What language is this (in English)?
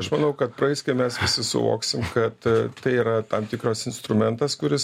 Lithuanian